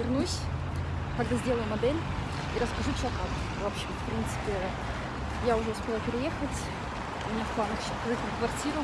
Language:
Russian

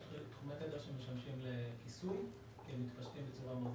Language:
Hebrew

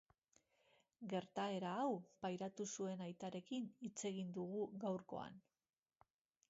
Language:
Basque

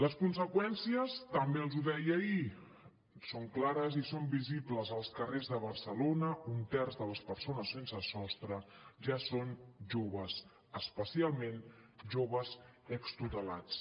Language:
Catalan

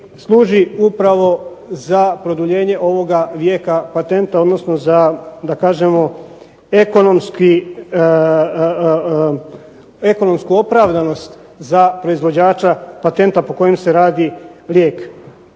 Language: Croatian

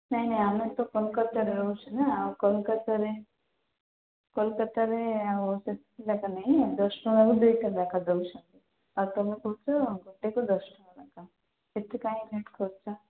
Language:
Odia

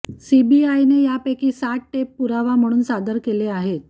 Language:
Marathi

